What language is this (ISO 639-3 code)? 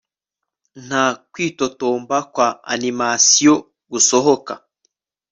kin